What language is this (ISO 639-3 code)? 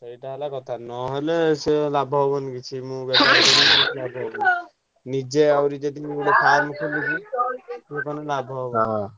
ori